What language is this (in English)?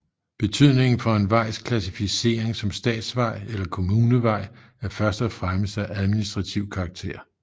Danish